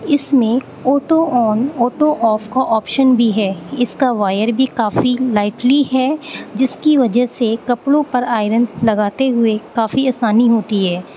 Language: Urdu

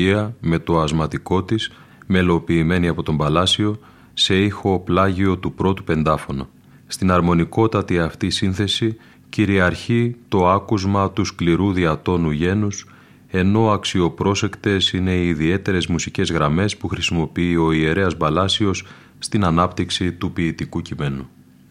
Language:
Greek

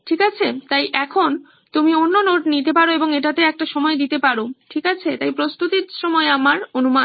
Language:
Bangla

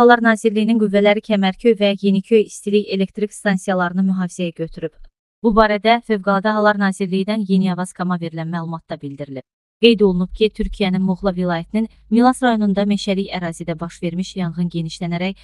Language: Turkish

